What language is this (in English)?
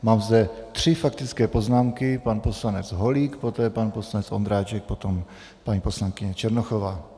Czech